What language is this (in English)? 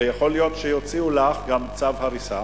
Hebrew